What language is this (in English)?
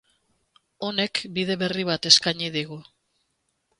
Basque